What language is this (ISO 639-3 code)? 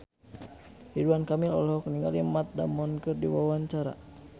sun